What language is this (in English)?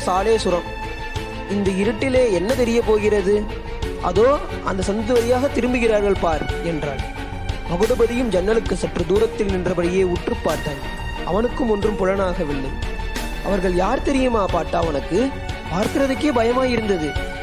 Tamil